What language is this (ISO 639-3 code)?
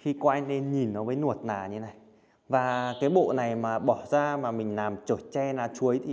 vie